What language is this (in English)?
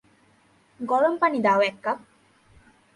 Bangla